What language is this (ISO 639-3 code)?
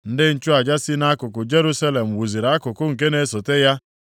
ibo